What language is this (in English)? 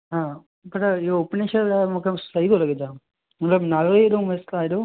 Sindhi